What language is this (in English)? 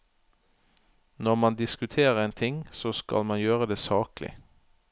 Norwegian